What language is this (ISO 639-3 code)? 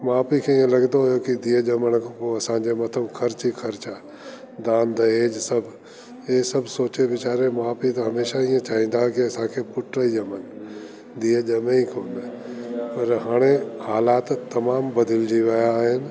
snd